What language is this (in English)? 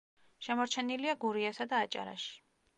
Georgian